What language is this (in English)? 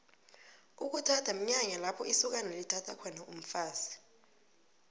South Ndebele